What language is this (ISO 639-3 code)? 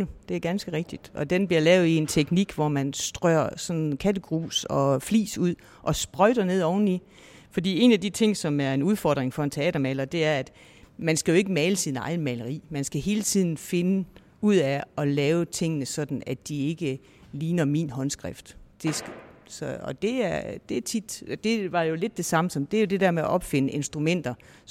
dan